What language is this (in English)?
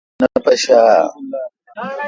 Kalkoti